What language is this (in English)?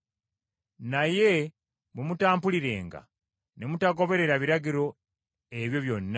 Ganda